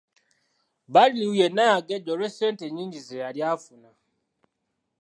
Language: Ganda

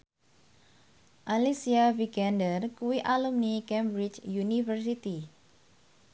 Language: Javanese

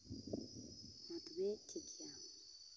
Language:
Santali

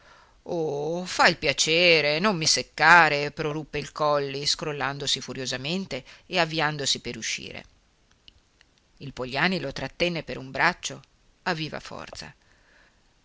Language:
Italian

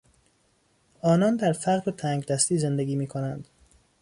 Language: Persian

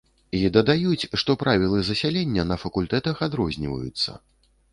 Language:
Belarusian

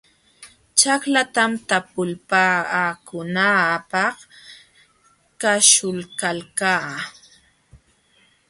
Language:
Jauja Wanca Quechua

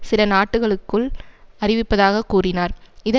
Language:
Tamil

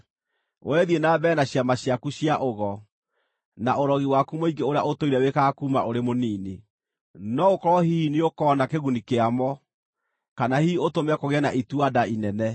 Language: Kikuyu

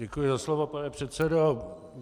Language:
Czech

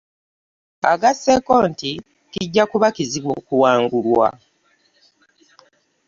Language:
Ganda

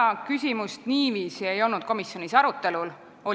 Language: Estonian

